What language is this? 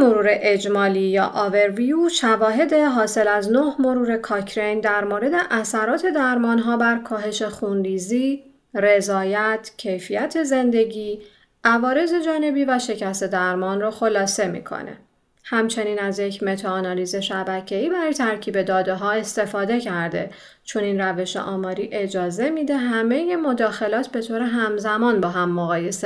Persian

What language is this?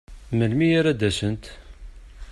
Kabyle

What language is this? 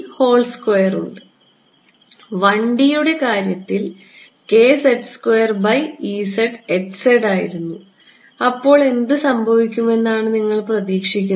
Malayalam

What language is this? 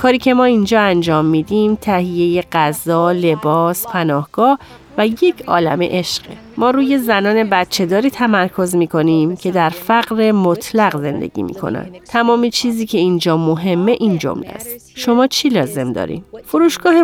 Persian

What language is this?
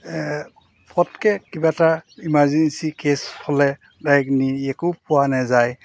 Assamese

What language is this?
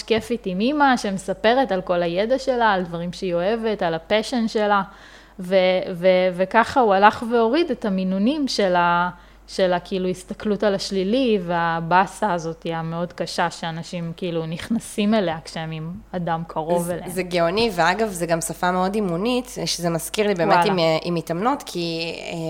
Hebrew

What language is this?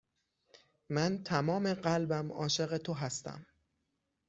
Persian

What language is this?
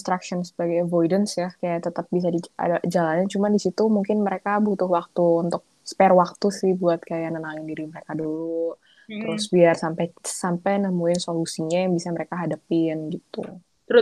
Indonesian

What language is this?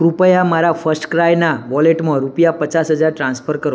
Gujarati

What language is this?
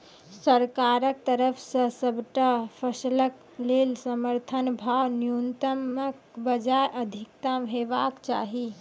Maithili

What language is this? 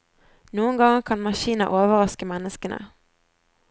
Norwegian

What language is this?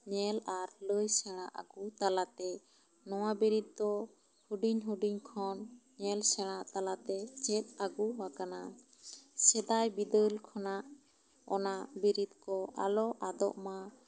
Santali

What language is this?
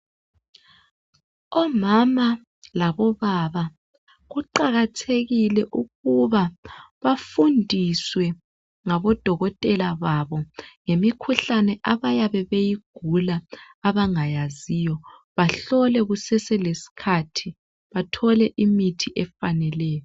North Ndebele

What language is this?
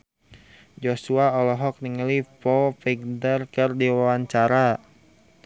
Sundanese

